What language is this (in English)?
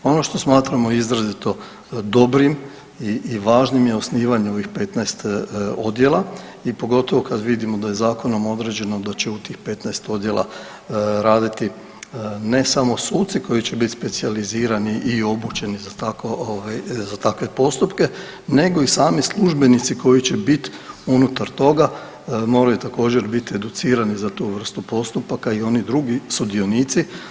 Croatian